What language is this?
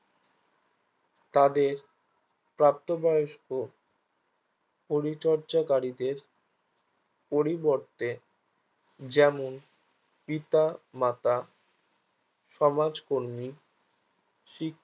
Bangla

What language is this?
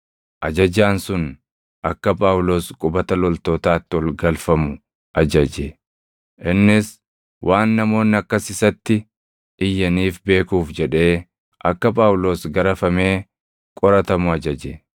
Oromo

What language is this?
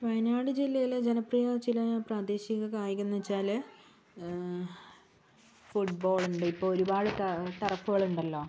Malayalam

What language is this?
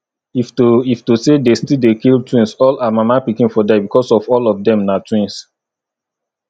Nigerian Pidgin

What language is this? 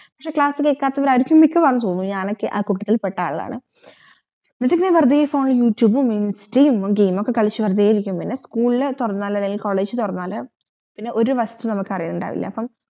Malayalam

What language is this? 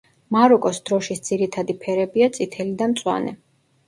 Georgian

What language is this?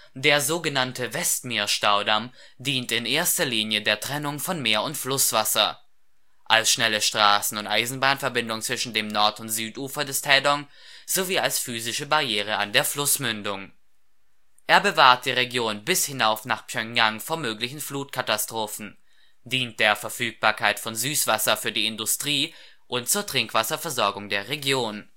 German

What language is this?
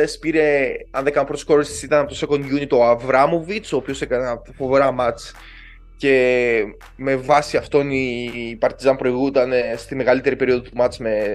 Greek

